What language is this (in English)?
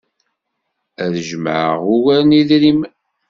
Kabyle